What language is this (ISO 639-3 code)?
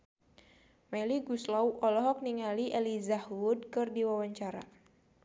sun